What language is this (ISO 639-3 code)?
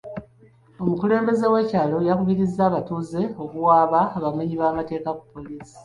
lug